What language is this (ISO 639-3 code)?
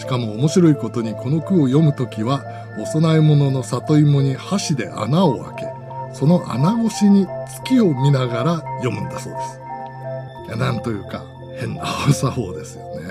jpn